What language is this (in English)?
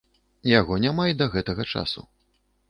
Belarusian